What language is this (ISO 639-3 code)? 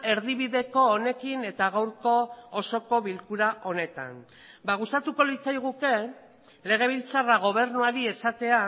eus